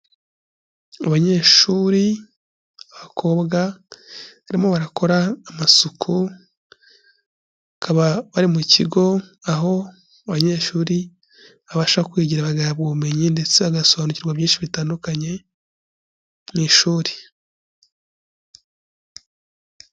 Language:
Kinyarwanda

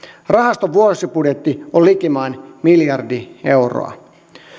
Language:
Finnish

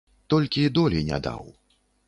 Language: Belarusian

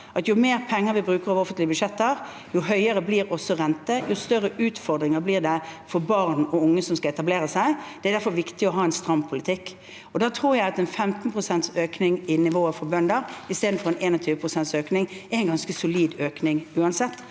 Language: Norwegian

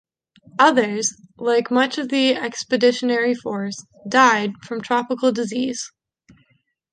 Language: English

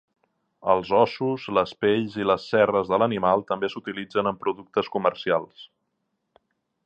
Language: Catalan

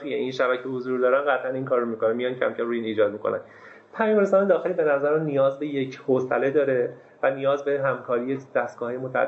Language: Persian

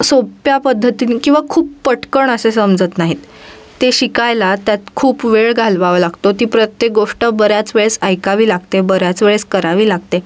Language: Marathi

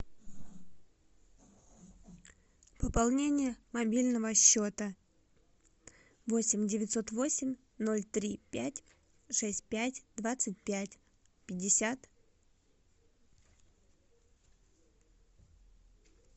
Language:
Russian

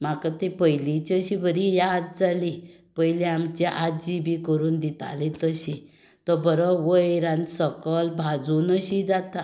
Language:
Konkani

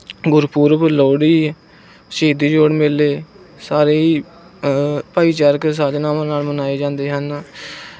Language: Punjabi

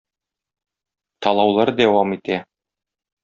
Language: Tatar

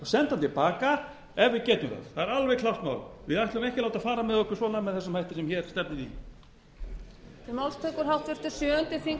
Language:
Icelandic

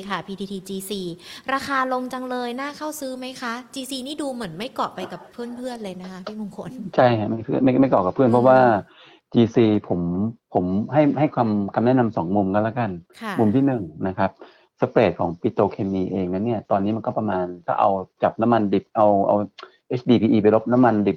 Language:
Thai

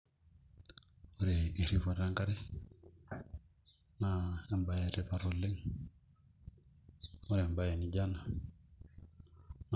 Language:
Masai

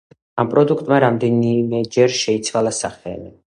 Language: Georgian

